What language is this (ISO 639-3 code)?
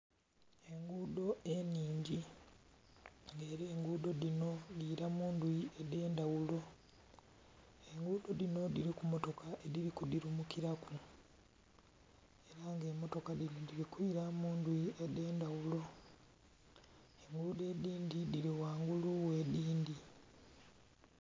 xog